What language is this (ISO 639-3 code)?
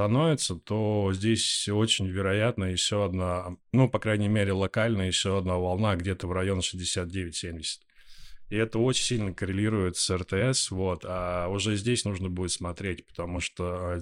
rus